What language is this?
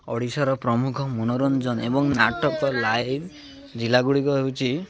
Odia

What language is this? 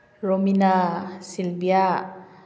Manipuri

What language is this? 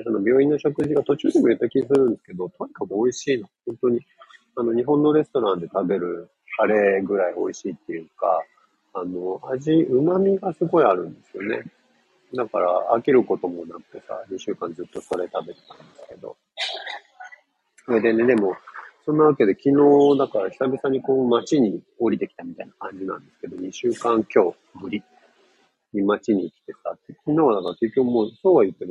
Japanese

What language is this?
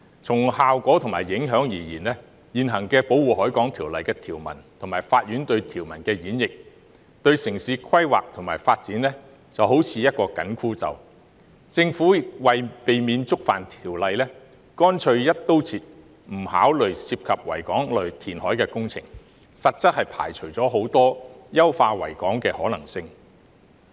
Cantonese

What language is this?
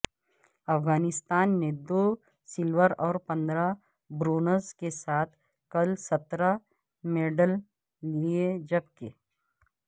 Urdu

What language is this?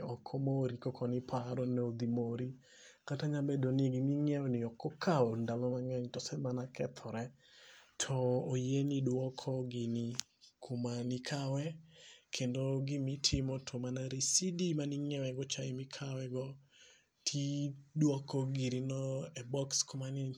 Luo (Kenya and Tanzania)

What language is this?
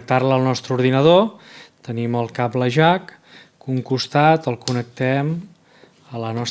Catalan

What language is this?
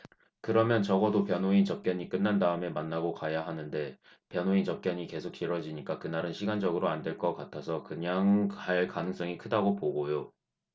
Korean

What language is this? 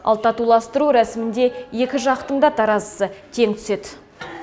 Kazakh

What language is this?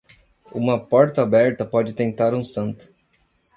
Portuguese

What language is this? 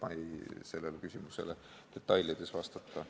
Estonian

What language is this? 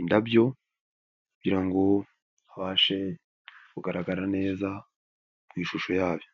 Kinyarwanda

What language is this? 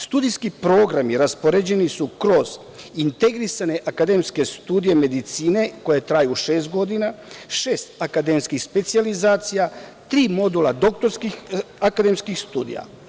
Serbian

